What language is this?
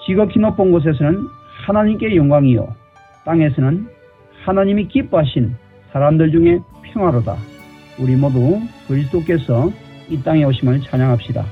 Korean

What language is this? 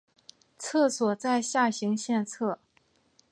Chinese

